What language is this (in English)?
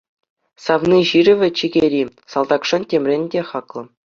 Chuvash